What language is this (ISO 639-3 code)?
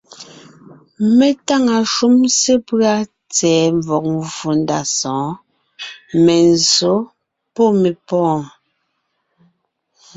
nnh